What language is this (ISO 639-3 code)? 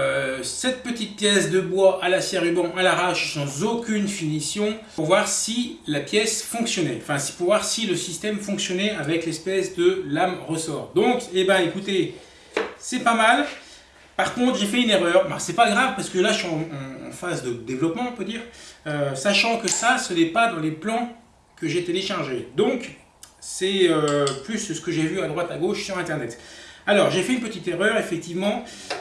fra